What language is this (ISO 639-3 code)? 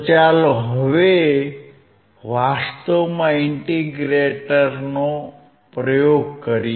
guj